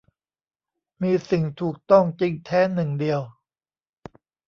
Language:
Thai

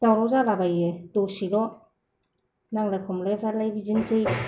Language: Bodo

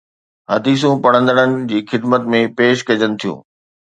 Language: Sindhi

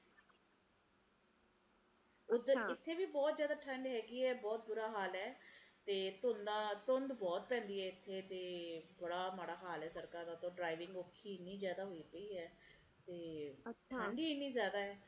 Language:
Punjabi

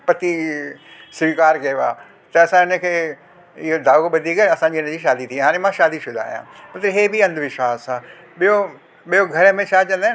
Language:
Sindhi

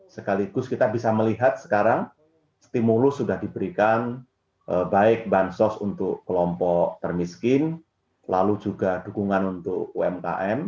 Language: Indonesian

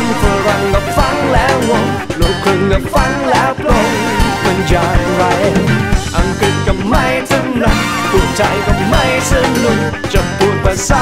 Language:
Thai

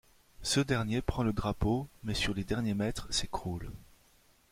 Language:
French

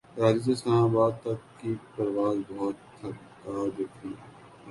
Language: Urdu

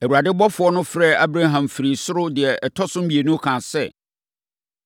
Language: Akan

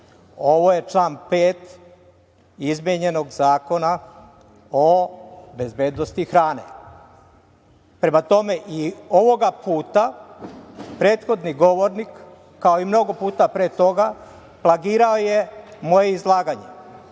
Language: Serbian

